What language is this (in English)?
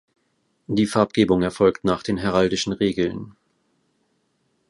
German